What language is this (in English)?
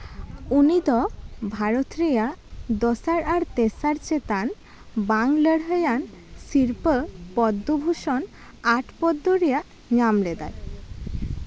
Santali